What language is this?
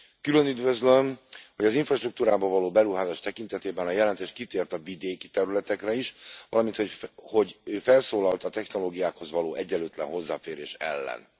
Hungarian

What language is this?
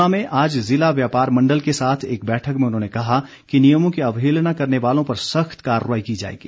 Hindi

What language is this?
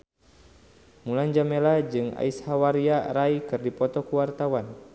Sundanese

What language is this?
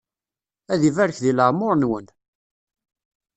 Kabyle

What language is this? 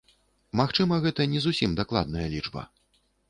Belarusian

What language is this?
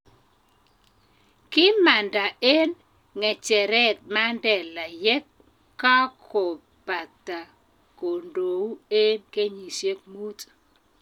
Kalenjin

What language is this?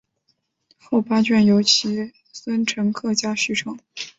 Chinese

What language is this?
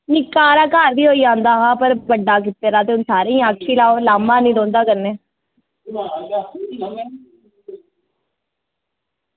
Dogri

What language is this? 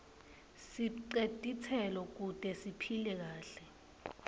Swati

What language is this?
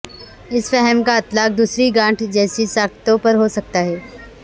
Urdu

